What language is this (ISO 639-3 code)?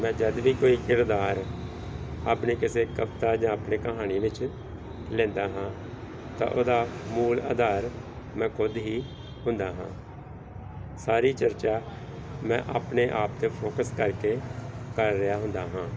pan